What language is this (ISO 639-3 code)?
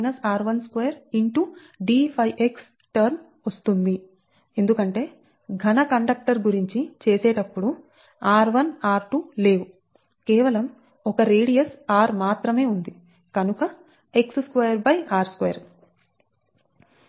tel